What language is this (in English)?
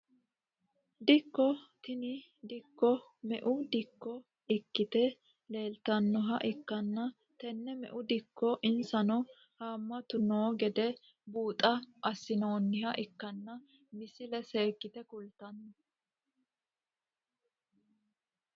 Sidamo